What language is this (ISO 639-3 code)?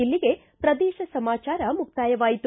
kan